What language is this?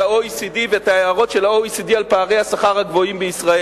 Hebrew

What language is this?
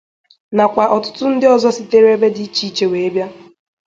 Igbo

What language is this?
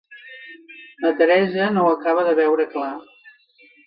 Catalan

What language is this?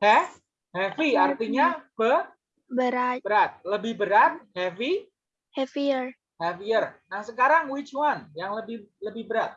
Indonesian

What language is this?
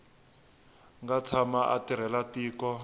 Tsonga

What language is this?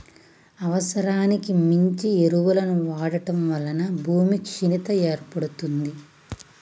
Telugu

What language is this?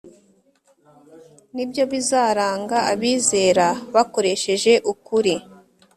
Kinyarwanda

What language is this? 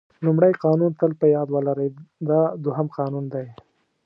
Pashto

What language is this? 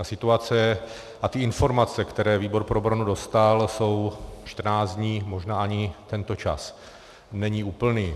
Czech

